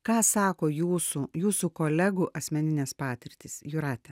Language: Lithuanian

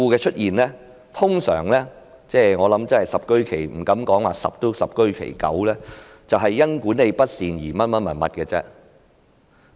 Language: Cantonese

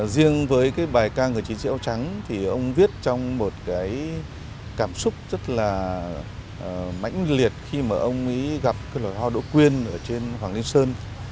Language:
Vietnamese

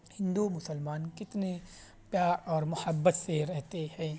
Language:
Urdu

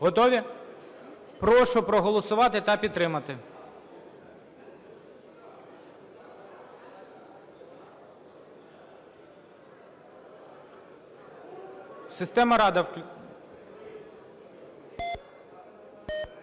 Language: Ukrainian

